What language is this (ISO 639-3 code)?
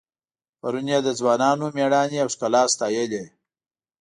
pus